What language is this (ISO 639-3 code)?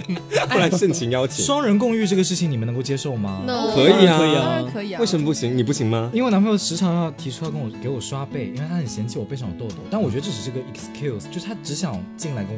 zho